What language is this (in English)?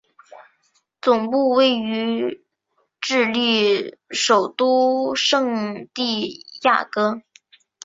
Chinese